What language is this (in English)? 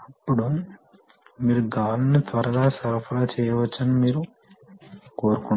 Telugu